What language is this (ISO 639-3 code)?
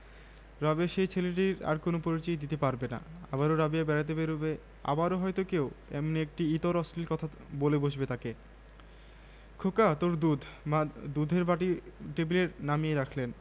ben